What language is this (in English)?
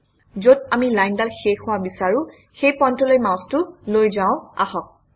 Assamese